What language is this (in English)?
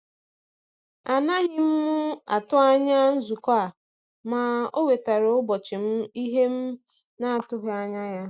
Igbo